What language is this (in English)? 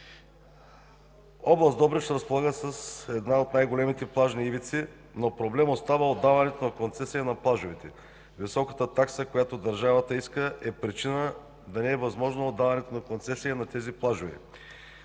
Bulgarian